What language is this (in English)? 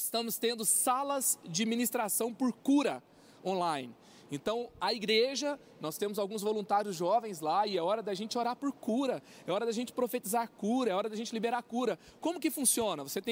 Portuguese